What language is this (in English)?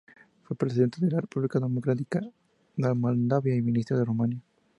Spanish